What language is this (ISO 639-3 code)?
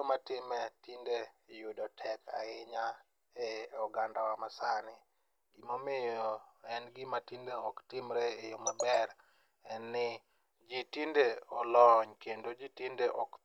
luo